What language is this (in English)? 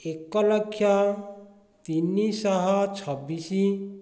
Odia